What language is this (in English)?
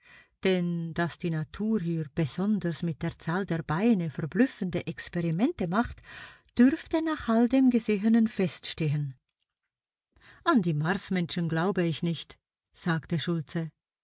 German